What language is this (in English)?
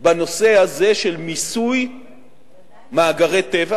Hebrew